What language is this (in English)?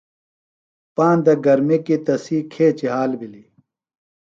Phalura